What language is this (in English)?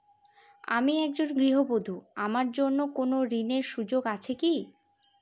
Bangla